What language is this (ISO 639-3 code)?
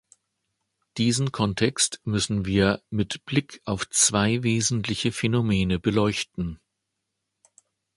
deu